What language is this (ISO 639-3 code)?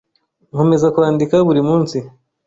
kin